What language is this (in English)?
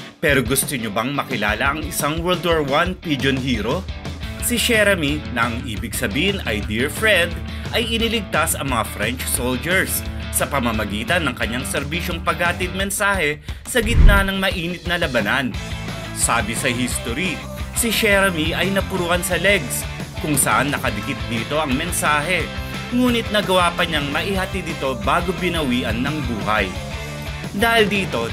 Filipino